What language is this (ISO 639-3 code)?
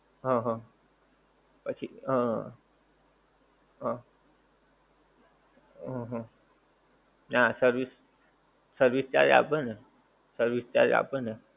guj